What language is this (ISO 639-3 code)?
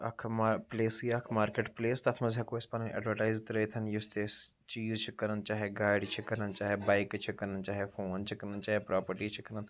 kas